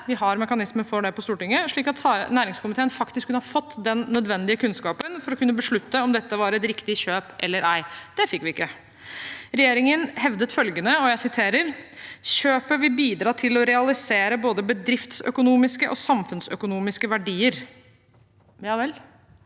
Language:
Norwegian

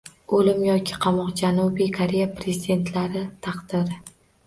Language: Uzbek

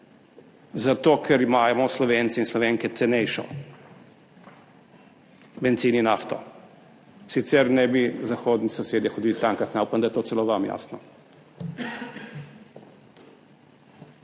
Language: Slovenian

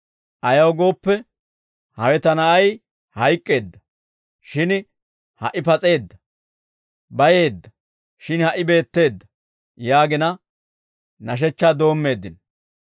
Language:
Dawro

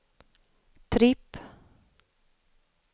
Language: Swedish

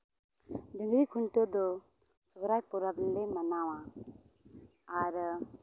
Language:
Santali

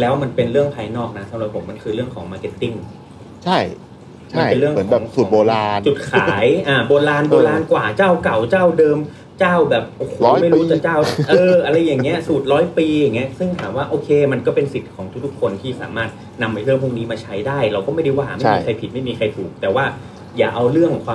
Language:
Thai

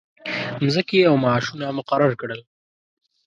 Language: Pashto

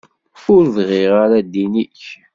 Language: Kabyle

